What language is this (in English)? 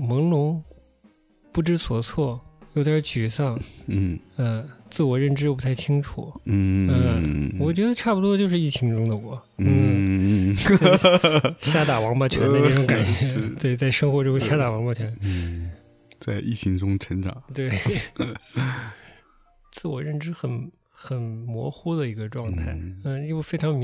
Chinese